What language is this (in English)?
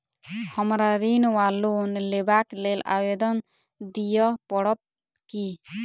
Maithili